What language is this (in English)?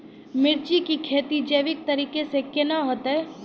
Maithili